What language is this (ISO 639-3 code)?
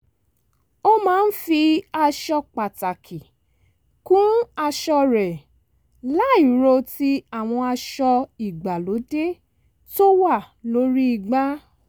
yor